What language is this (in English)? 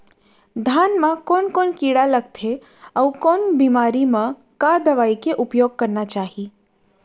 Chhattisgarhi